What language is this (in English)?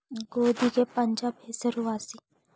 Kannada